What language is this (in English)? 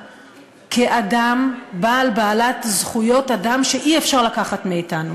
Hebrew